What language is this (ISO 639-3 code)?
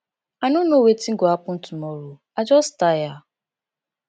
pcm